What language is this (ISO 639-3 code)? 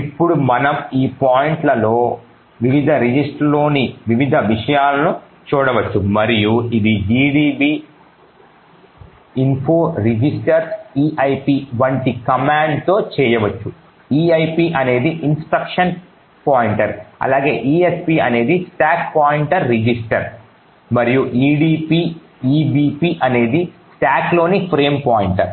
tel